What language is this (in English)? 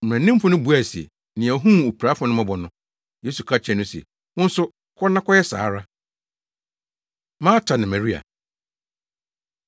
Akan